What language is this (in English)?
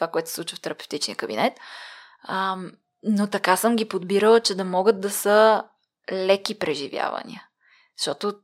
Bulgarian